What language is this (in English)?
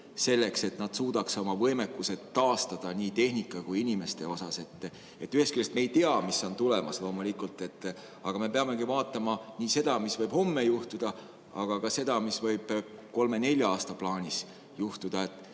Estonian